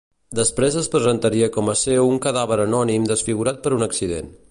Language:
Catalan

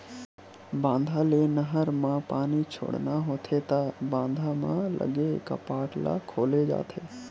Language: Chhattisgarhi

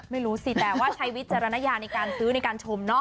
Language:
Thai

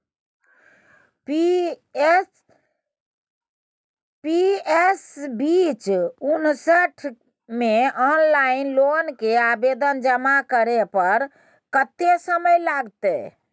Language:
Maithili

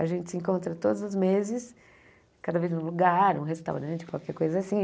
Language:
Portuguese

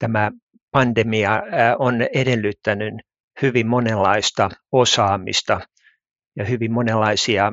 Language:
Finnish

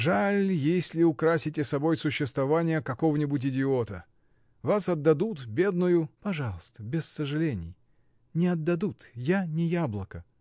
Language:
Russian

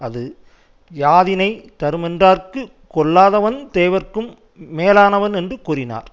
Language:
Tamil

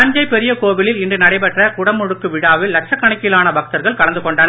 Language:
Tamil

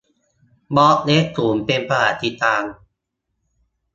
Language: Thai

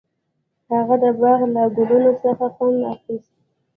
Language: Pashto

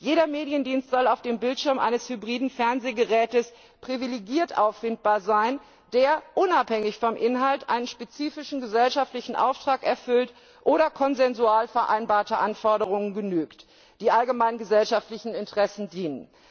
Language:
German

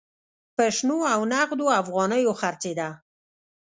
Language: Pashto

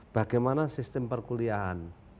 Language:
Indonesian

